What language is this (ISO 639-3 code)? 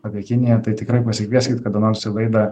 lit